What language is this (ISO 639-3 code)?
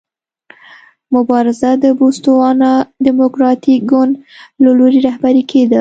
pus